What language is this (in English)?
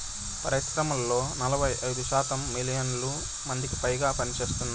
Telugu